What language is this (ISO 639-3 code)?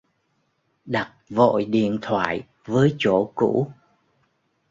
vie